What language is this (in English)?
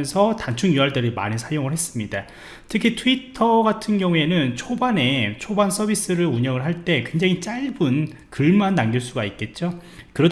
Korean